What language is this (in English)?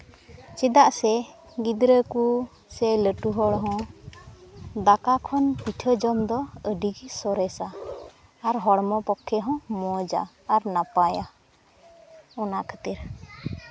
Santali